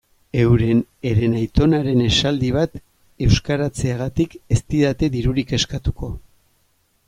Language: Basque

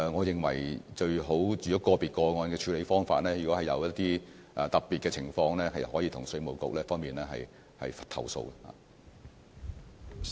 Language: Cantonese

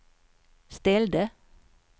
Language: Swedish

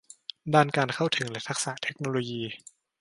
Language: Thai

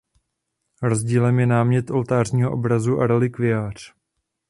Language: Czech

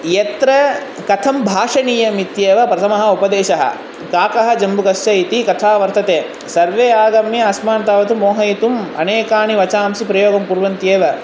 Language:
Sanskrit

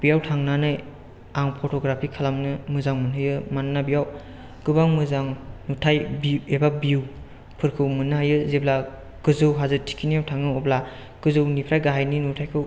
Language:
Bodo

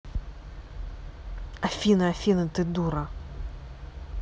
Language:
Russian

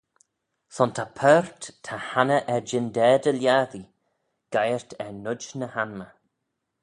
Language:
Manx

